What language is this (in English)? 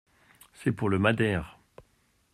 French